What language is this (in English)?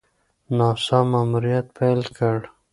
Pashto